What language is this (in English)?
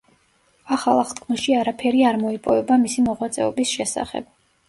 Georgian